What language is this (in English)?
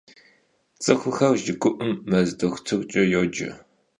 Kabardian